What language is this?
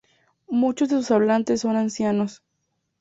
Spanish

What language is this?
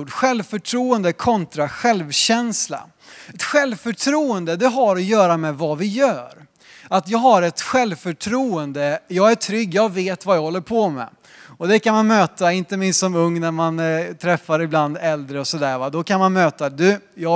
Swedish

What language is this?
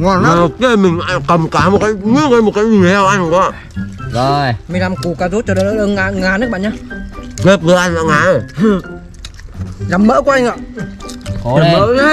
Vietnamese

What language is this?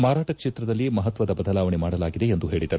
Kannada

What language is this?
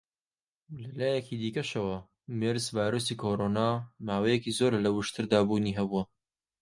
Central Kurdish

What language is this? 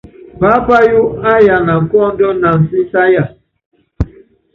Yangben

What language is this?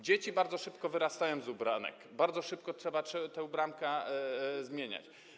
Polish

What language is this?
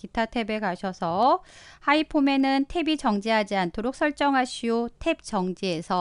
Korean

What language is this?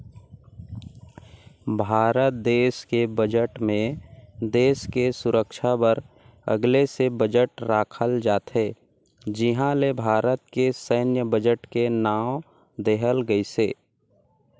Chhattisgarhi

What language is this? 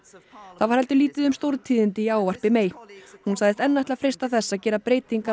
Icelandic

